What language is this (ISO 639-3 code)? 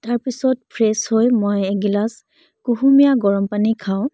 asm